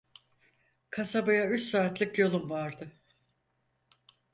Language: Turkish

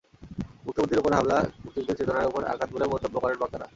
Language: Bangla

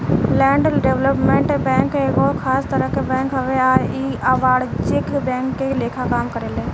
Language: Bhojpuri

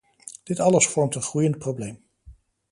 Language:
Dutch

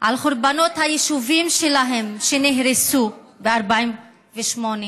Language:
Hebrew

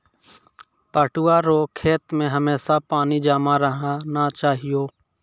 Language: Maithili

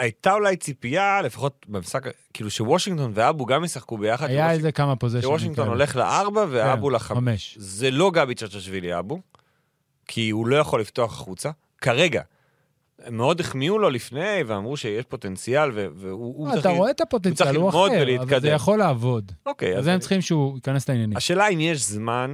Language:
Hebrew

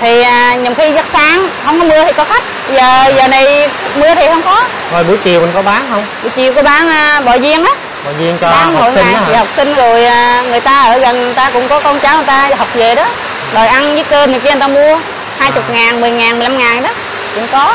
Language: Vietnamese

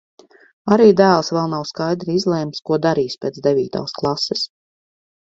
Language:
Latvian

